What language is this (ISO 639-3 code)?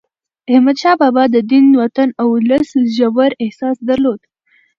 pus